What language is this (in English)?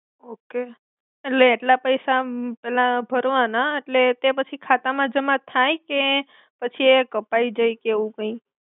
Gujarati